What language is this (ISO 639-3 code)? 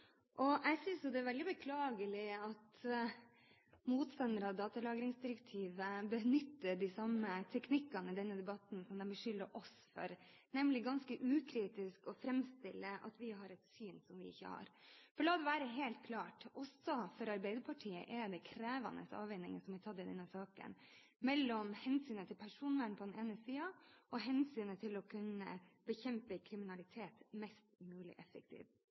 nob